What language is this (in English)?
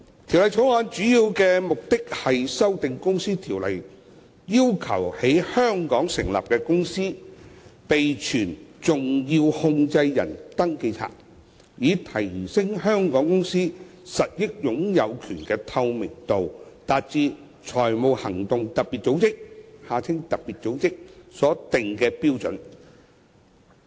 Cantonese